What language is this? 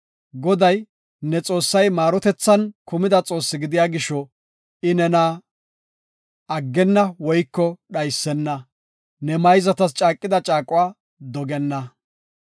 Gofa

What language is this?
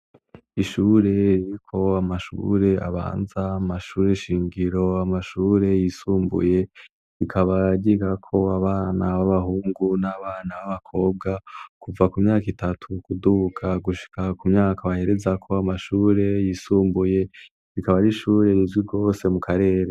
Rundi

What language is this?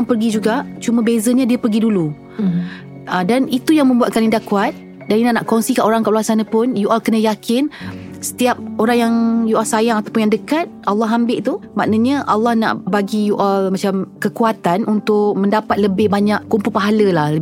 Malay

